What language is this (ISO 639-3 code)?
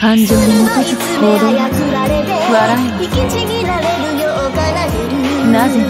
jpn